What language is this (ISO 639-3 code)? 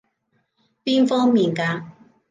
yue